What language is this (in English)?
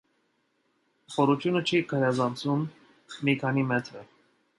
Armenian